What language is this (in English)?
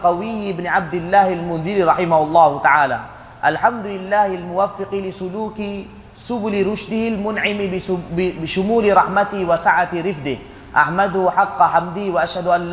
Malay